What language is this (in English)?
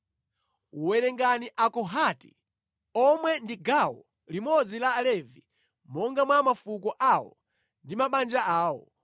Nyanja